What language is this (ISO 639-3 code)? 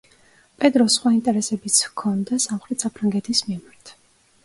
kat